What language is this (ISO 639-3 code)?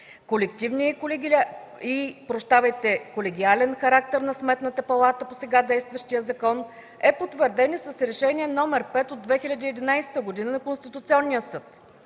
bul